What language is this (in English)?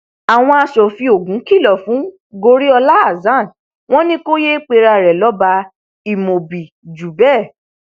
Yoruba